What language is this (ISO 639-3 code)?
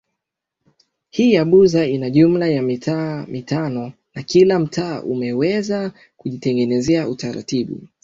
swa